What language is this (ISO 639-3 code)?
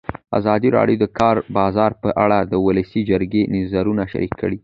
pus